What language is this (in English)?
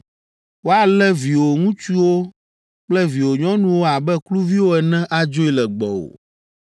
Ewe